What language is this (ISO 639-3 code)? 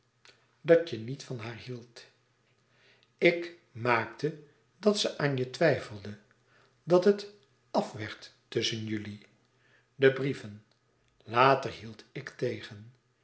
nld